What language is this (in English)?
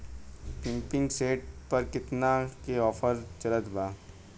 Bhojpuri